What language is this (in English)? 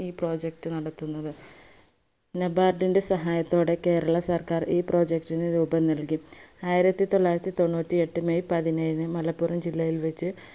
Malayalam